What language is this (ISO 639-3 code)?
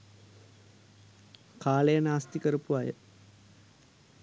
sin